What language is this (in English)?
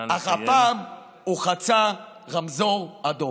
Hebrew